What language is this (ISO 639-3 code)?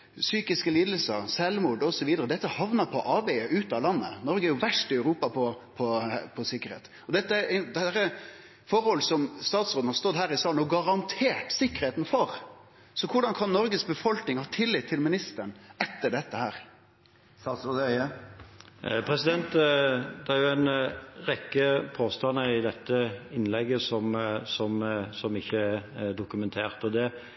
nor